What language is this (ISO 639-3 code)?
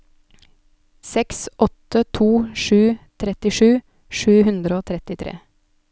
nor